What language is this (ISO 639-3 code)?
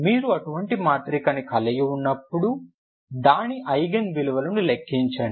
tel